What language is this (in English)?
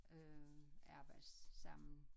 Danish